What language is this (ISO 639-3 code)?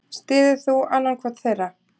isl